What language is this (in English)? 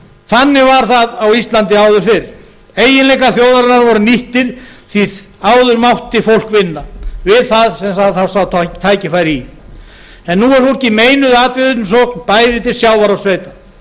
Icelandic